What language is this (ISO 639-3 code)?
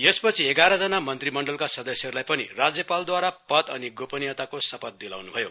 nep